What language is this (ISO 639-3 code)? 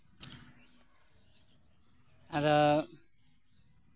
sat